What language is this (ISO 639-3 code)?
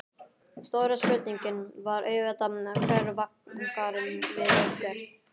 isl